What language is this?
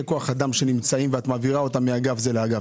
Hebrew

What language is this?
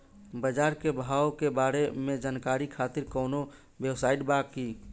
Bhojpuri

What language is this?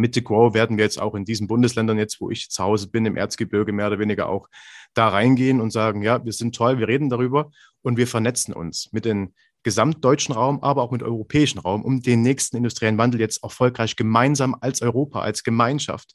German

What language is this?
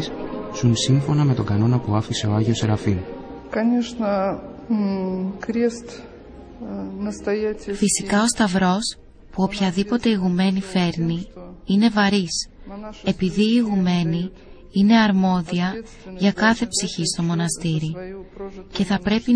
Greek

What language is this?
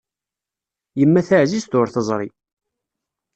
Kabyle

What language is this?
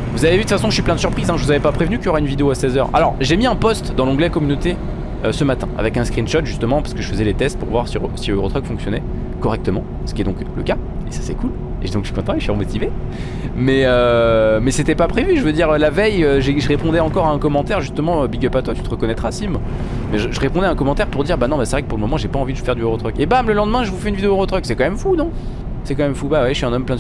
French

